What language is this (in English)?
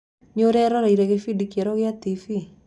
Kikuyu